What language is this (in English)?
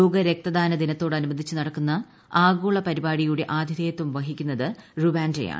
Malayalam